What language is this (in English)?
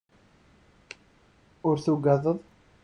Kabyle